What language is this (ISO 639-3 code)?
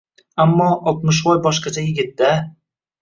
uzb